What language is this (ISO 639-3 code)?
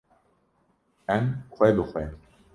kur